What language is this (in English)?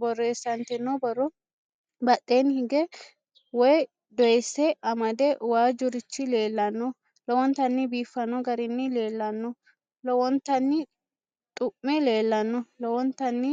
Sidamo